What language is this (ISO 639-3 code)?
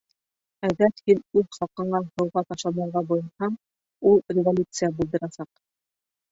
bak